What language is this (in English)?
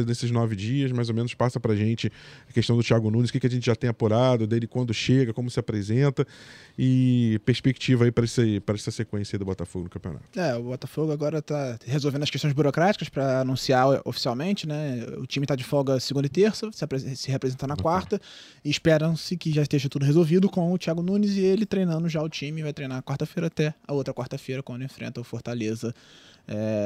Portuguese